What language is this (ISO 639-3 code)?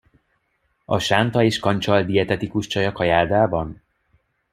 hun